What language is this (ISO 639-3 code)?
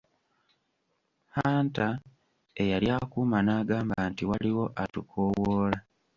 lug